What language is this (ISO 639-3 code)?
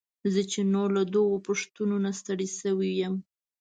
pus